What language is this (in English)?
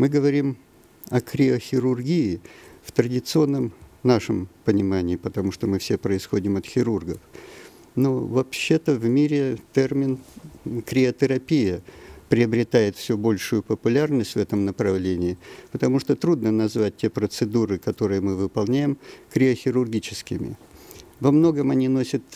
Russian